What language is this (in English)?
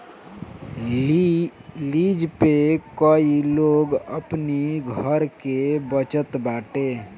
Bhojpuri